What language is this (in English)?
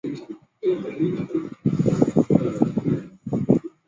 Chinese